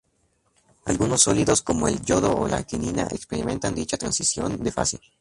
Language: Spanish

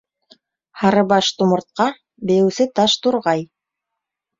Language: Bashkir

